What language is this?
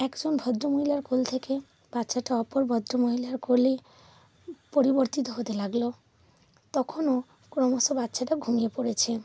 Bangla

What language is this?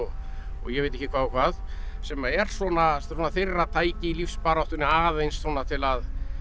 Icelandic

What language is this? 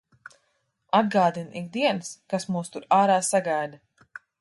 Latvian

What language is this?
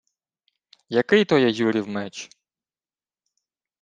Ukrainian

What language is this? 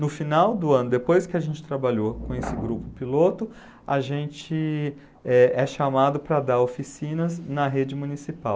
Portuguese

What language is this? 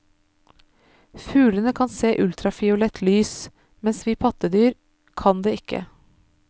Norwegian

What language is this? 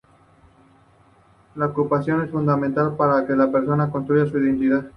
Spanish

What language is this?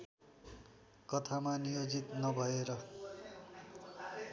Nepali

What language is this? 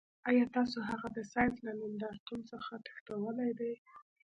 Pashto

